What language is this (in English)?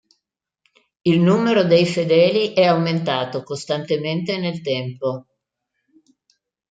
Italian